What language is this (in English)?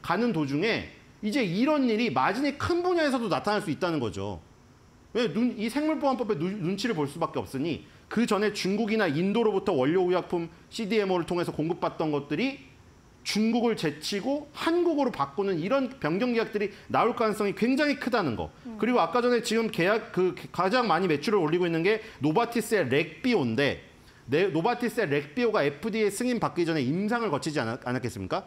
Korean